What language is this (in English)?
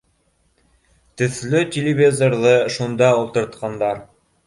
Bashkir